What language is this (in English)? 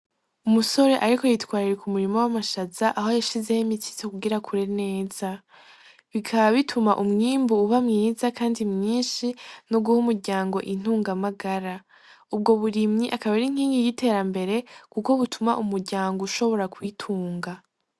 Rundi